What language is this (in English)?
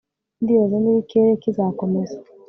Kinyarwanda